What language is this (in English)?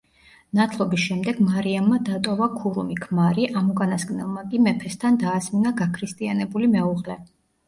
Georgian